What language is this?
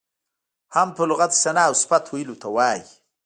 Pashto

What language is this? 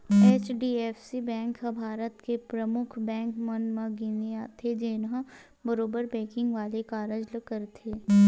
Chhattisgarhi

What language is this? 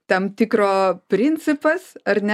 Lithuanian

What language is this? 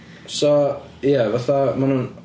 Welsh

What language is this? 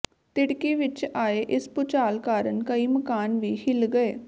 Punjabi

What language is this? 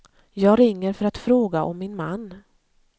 Swedish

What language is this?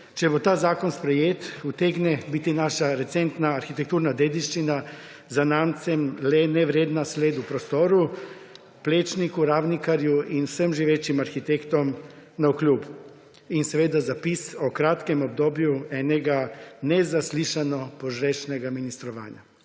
Slovenian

